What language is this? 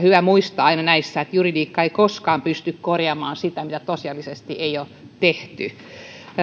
Finnish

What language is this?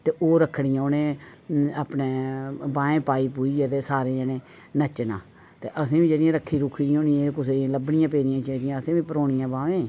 Dogri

